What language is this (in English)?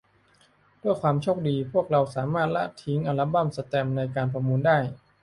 Thai